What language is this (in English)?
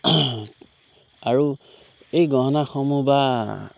Assamese